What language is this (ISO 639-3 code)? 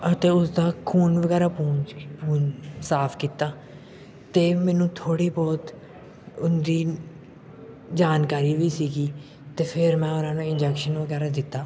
pan